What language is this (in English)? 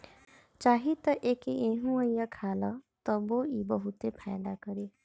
Bhojpuri